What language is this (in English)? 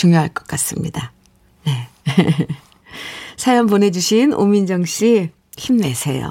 Korean